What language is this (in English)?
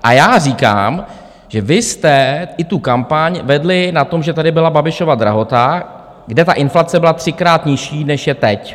Czech